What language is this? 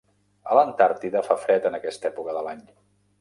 Catalan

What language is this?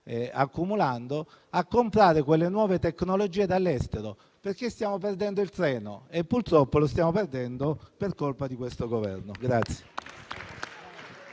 Italian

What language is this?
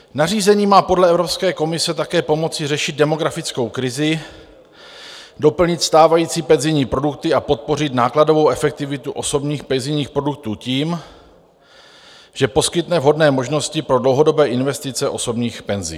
Czech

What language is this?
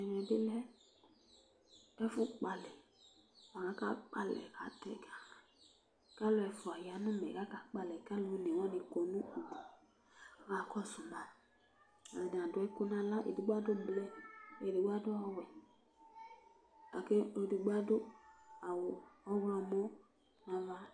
Ikposo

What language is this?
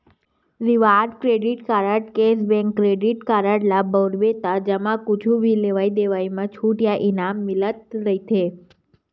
Chhattisgarhi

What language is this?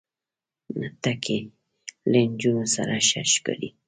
Pashto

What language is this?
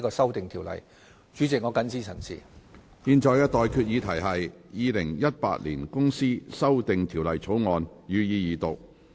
Cantonese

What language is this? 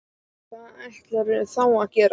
Icelandic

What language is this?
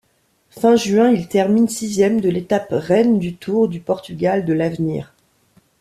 French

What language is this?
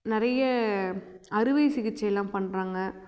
Tamil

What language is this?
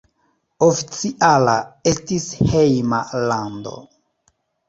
Esperanto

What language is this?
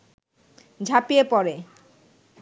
Bangla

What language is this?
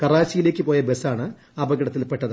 Malayalam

